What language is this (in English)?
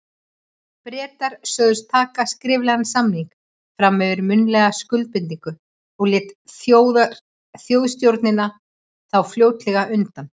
Icelandic